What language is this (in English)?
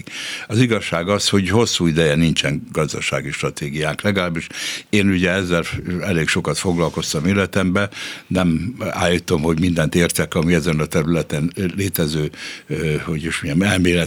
Hungarian